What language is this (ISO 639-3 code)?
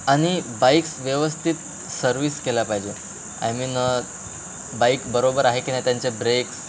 mar